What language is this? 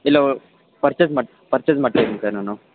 Kannada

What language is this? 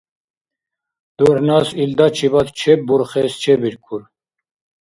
Dargwa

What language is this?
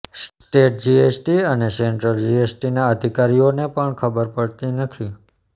Gujarati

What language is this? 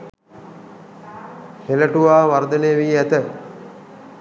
Sinhala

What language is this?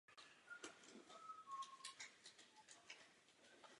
Czech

